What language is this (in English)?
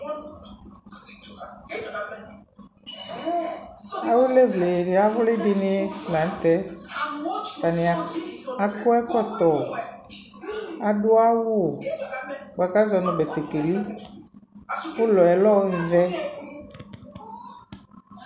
Ikposo